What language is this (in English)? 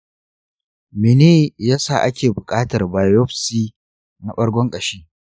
Hausa